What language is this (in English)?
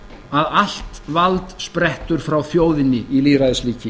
Icelandic